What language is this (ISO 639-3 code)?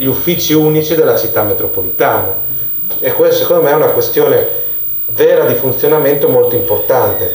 ita